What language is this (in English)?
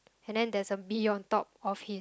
English